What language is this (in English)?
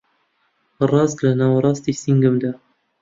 Central Kurdish